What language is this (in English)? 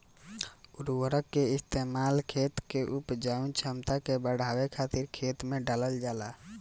Bhojpuri